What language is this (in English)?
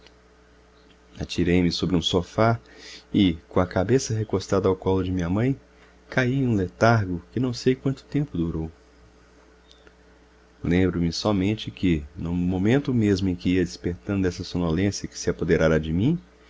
Portuguese